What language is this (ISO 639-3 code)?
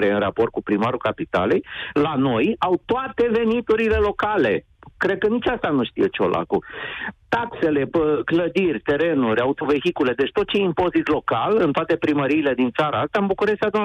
ron